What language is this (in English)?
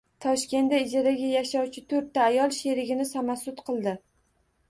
Uzbek